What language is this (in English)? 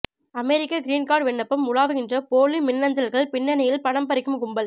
Tamil